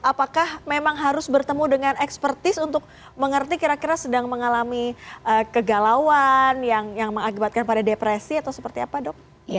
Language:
Indonesian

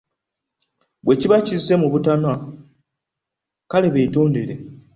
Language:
Ganda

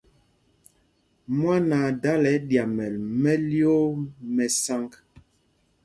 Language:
Mpumpong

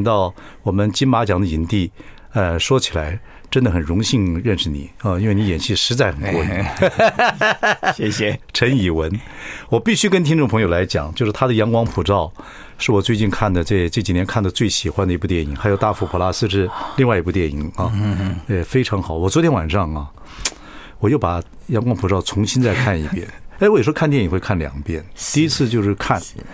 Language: Chinese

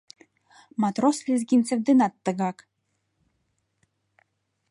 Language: Mari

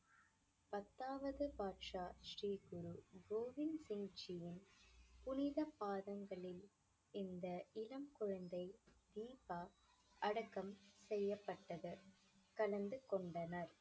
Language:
Tamil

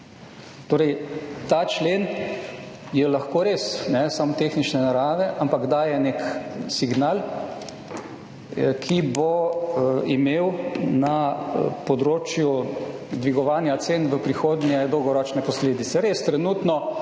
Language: Slovenian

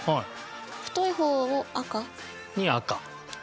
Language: Japanese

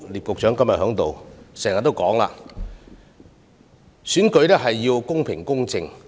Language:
Cantonese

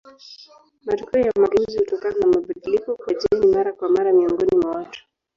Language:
Swahili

